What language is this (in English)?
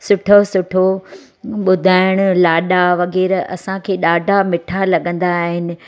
Sindhi